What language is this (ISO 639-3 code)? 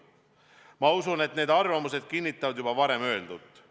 est